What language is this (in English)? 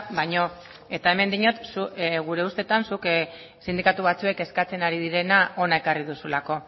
Basque